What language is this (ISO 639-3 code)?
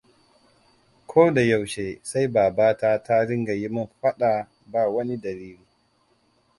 hau